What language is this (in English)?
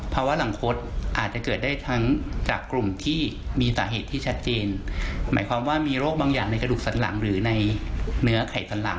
Thai